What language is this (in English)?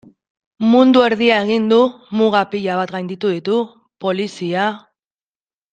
Basque